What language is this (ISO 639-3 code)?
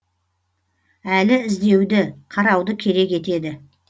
kaz